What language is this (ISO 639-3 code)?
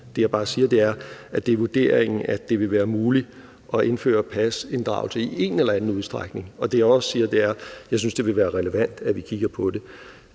dan